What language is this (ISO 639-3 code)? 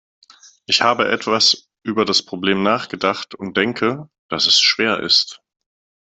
deu